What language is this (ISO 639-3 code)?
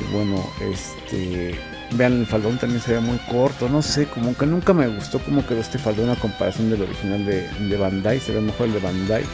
spa